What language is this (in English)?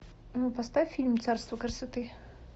Russian